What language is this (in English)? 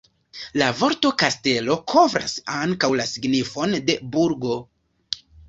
Esperanto